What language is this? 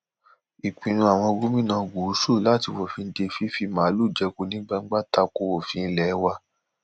Yoruba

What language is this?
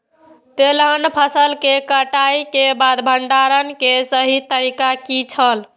Maithili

